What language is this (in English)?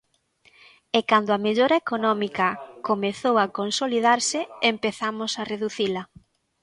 Galician